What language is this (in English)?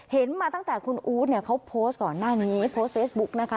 Thai